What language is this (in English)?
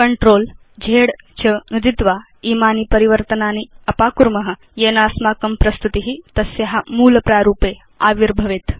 Sanskrit